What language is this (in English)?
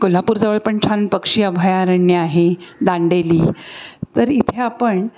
Marathi